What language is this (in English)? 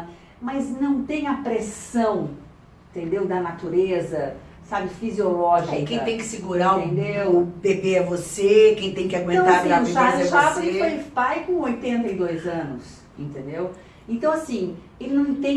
Portuguese